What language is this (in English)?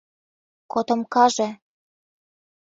Mari